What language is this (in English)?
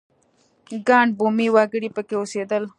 Pashto